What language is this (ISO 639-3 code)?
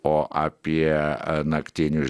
lit